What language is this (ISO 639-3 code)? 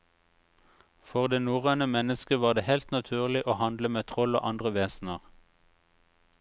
nor